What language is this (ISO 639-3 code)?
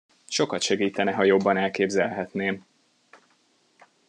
hun